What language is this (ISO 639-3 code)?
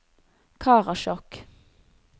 nor